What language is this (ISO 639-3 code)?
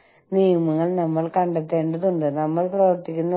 mal